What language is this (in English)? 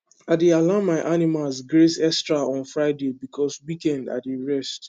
Nigerian Pidgin